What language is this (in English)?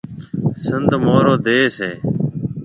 Marwari (Pakistan)